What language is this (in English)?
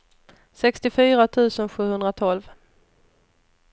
Swedish